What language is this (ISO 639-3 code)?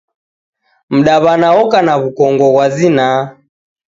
dav